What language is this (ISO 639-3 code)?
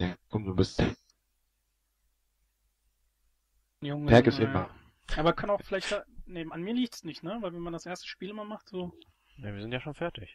deu